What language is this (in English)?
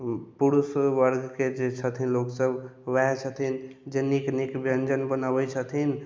Maithili